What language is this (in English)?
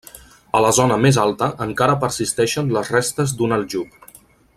Catalan